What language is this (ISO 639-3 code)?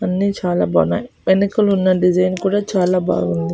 tel